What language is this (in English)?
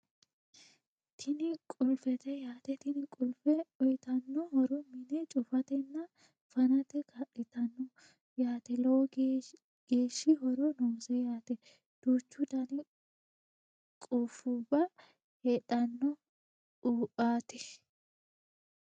Sidamo